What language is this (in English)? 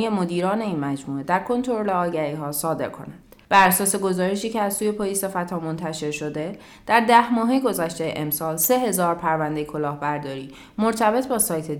Persian